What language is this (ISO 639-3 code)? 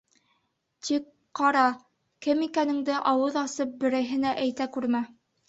bak